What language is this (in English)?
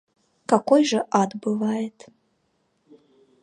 Russian